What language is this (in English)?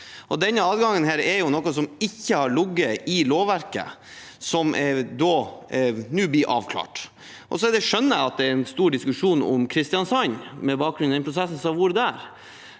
Norwegian